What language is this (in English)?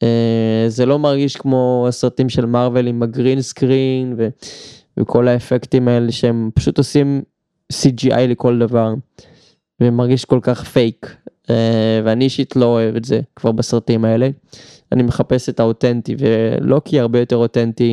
Hebrew